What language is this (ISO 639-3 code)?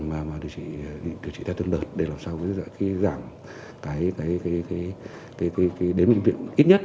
vie